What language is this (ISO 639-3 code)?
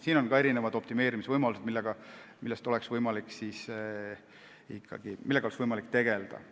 est